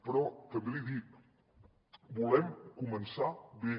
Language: Catalan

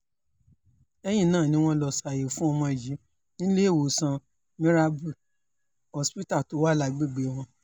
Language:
Yoruba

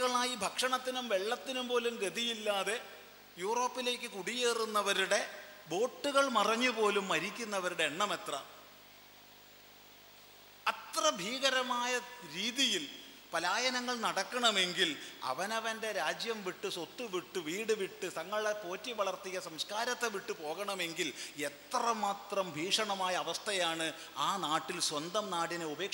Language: Malayalam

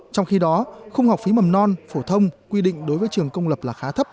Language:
Vietnamese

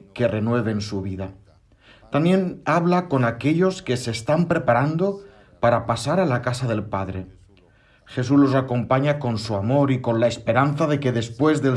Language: Spanish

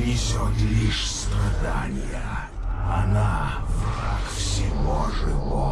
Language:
Russian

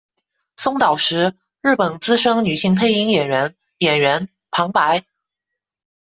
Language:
Chinese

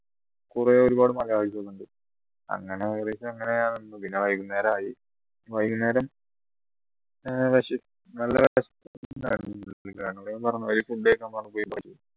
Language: Malayalam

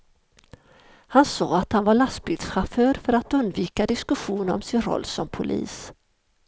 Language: Swedish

